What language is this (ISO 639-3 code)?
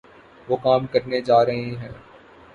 urd